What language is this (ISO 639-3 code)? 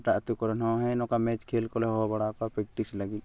sat